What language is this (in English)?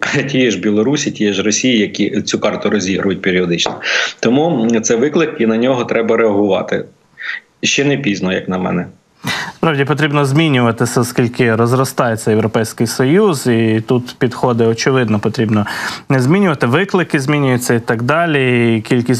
Ukrainian